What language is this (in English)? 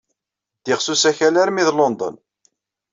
Kabyle